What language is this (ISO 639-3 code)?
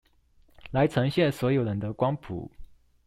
zho